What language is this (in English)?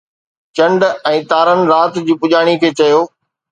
Sindhi